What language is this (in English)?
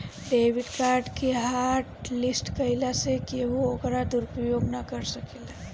Bhojpuri